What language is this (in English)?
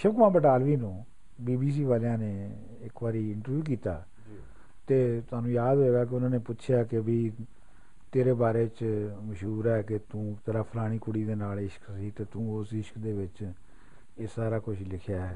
Punjabi